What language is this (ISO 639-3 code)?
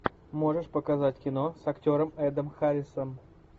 rus